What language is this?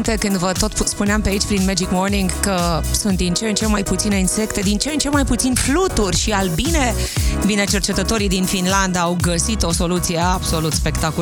Romanian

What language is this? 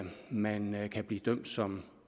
Danish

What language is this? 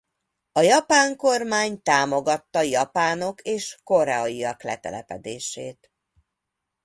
Hungarian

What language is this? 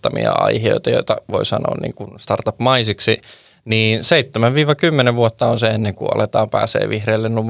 Finnish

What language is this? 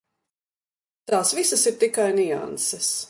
Latvian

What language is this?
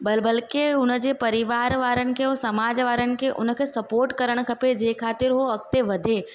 Sindhi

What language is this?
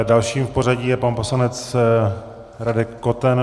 Czech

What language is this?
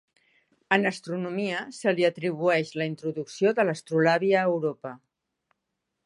Catalan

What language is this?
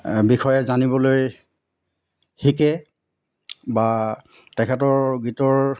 Assamese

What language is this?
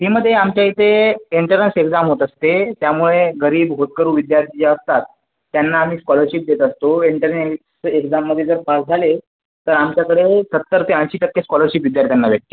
Marathi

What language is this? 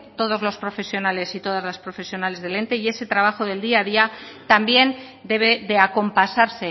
Spanish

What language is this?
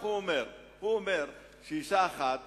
Hebrew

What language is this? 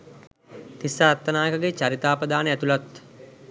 Sinhala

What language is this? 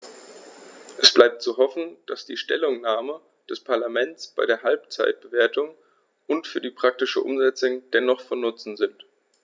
German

